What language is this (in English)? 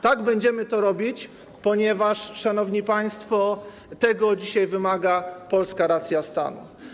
Polish